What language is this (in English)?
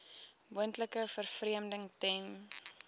Afrikaans